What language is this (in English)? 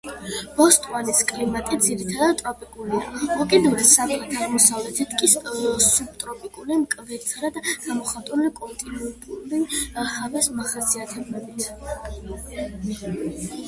Georgian